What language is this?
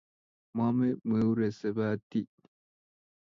Kalenjin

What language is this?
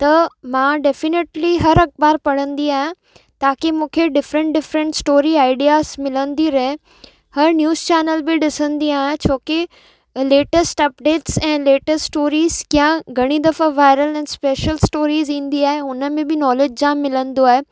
Sindhi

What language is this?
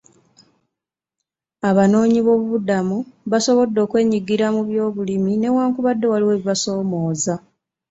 Ganda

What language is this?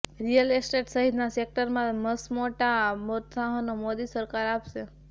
Gujarati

